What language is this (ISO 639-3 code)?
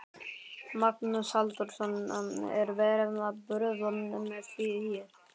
isl